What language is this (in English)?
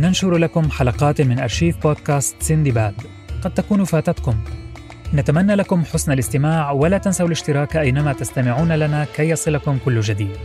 Arabic